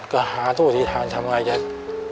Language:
Thai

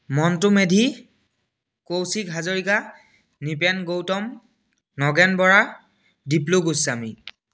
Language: Assamese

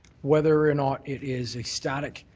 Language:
English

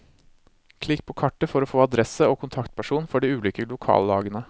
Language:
Norwegian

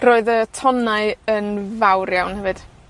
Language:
Welsh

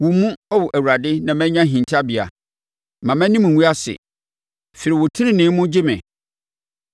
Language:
Akan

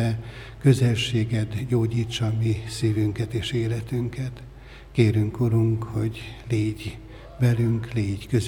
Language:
Hungarian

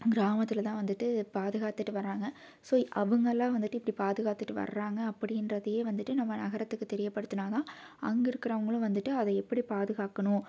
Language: Tamil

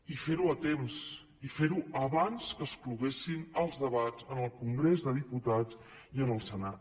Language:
Catalan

